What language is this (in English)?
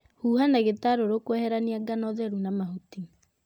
Kikuyu